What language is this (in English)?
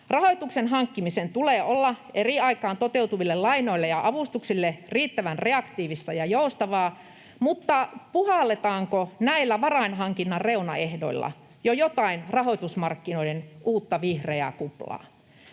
Finnish